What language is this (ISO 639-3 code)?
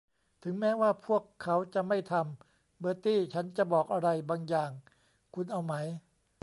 tha